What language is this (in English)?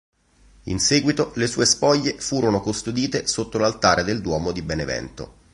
Italian